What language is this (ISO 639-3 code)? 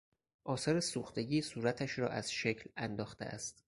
fas